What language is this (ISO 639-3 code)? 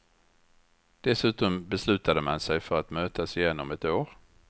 swe